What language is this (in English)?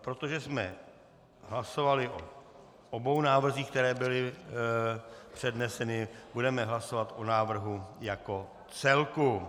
Czech